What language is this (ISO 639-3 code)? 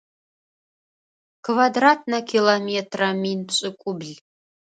ady